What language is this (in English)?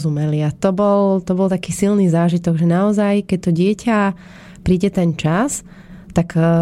Slovak